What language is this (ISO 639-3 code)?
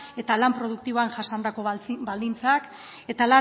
eus